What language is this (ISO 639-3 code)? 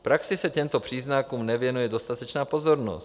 ces